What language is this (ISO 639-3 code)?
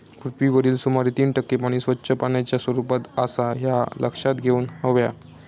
mar